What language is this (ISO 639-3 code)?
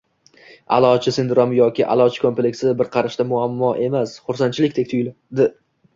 uzb